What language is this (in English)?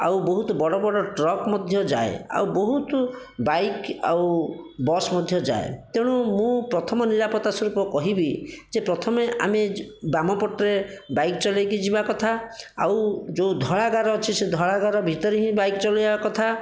Odia